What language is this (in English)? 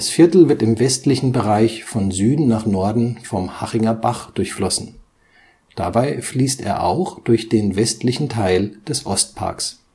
German